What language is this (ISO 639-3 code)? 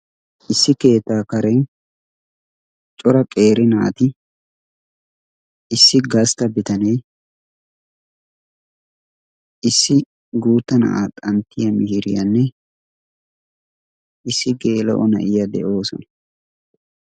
wal